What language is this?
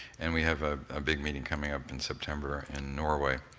English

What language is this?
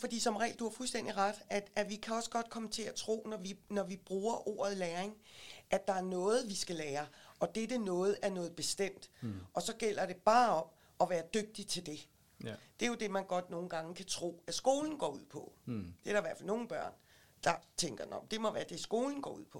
Danish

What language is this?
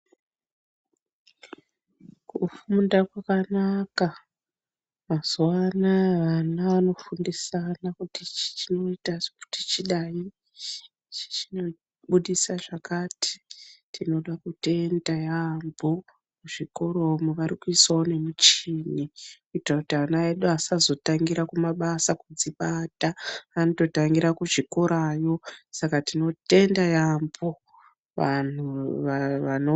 Ndau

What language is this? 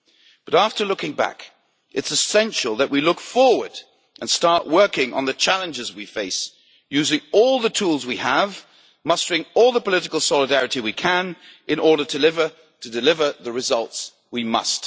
English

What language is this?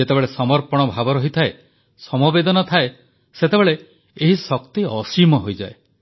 Odia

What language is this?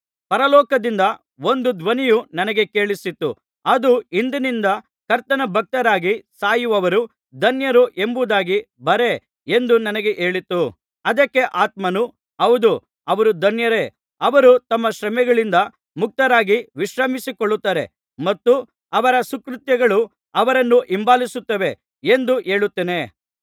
Kannada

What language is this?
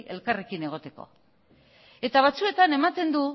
Basque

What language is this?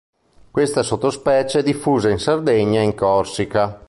Italian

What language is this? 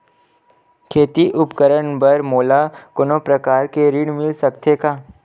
Chhattisgarhi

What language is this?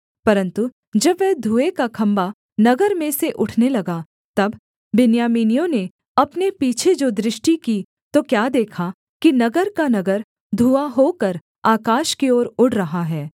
Hindi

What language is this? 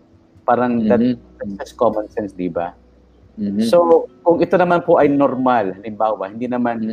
Filipino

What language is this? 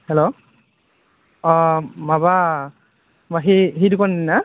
Bodo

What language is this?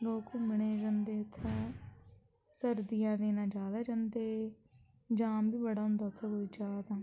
Dogri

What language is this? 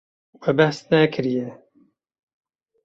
Kurdish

